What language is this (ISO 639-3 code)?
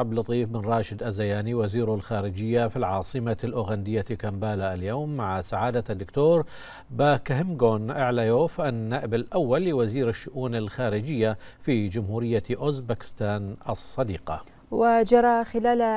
ara